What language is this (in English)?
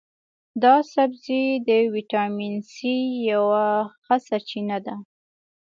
Pashto